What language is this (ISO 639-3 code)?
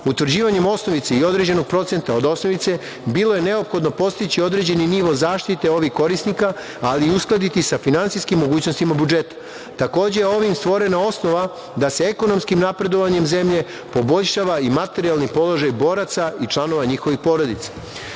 srp